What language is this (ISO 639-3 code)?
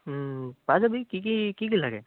asm